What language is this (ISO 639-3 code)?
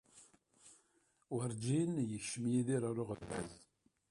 kab